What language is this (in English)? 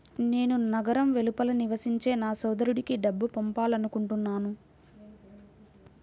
Telugu